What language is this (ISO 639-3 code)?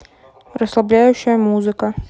rus